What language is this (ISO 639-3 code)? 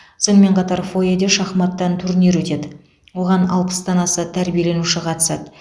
kaz